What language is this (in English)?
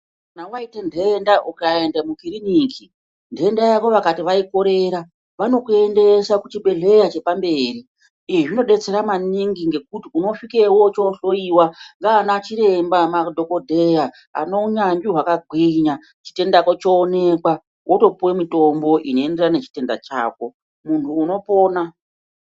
Ndau